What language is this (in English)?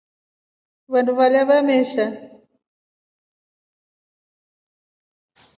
Rombo